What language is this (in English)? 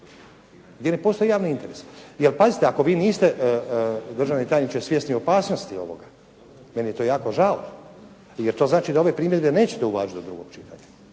Croatian